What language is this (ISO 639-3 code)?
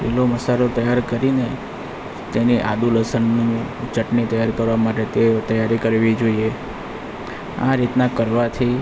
guj